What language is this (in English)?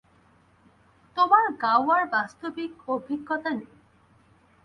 Bangla